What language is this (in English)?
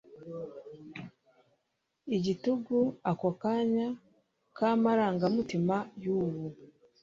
Kinyarwanda